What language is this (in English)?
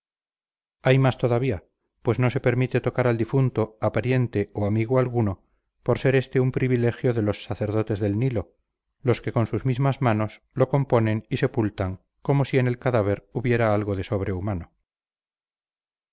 Spanish